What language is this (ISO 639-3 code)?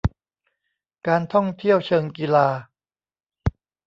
tha